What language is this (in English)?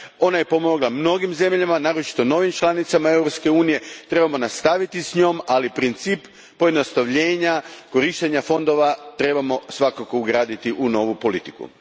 Croatian